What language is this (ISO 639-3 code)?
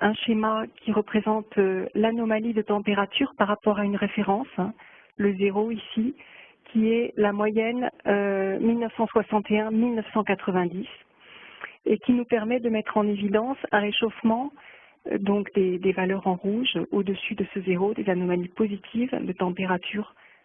fra